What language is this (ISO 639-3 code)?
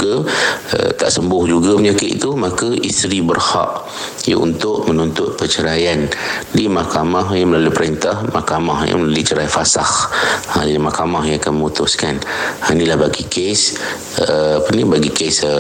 msa